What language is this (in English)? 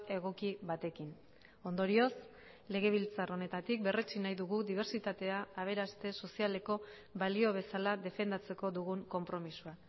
Basque